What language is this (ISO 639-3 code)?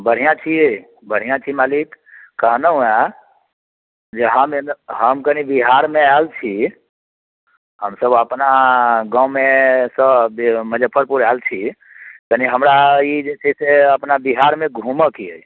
mai